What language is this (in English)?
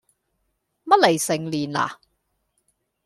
Cantonese